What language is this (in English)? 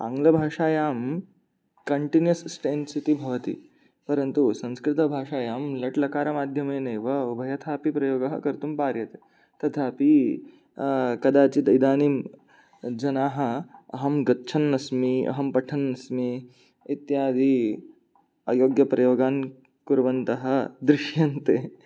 Sanskrit